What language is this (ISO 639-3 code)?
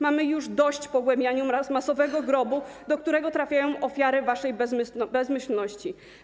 pol